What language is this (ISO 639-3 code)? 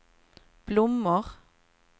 swe